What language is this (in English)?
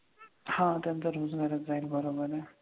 Marathi